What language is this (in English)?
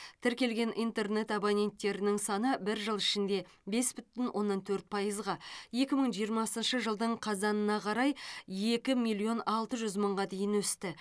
Kazakh